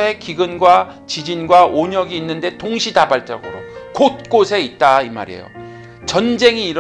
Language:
Korean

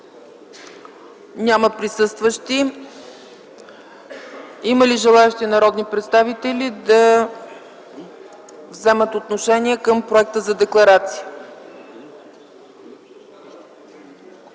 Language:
Bulgarian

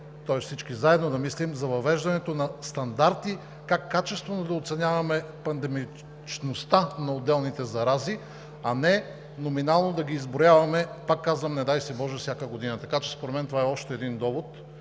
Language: Bulgarian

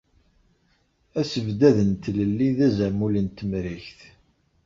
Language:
Kabyle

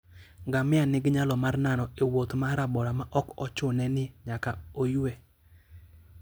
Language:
Luo (Kenya and Tanzania)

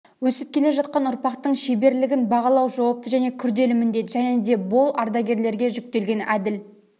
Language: Kazakh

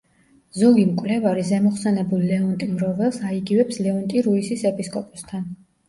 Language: Georgian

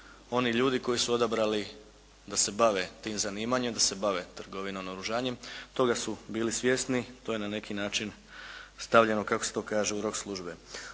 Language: Croatian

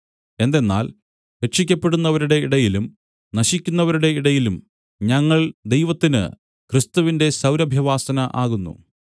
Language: Malayalam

